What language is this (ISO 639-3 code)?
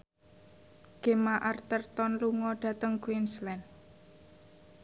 jav